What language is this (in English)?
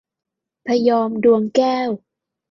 Thai